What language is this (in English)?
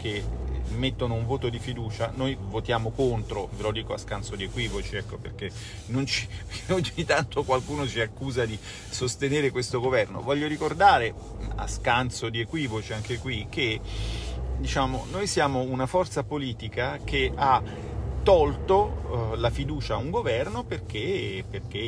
Italian